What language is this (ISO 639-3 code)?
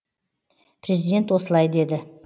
kaz